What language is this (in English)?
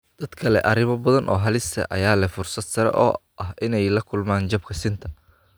Somali